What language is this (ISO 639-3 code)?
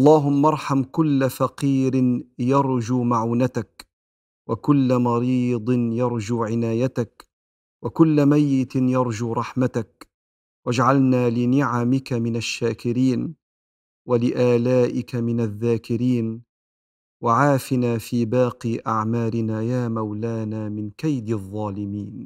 ara